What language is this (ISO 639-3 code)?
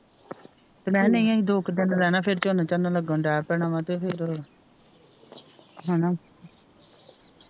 pan